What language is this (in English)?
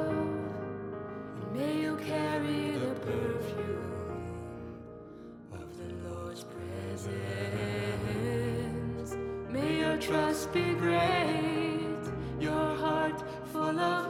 Dutch